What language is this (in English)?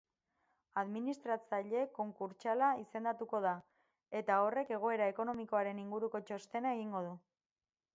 Basque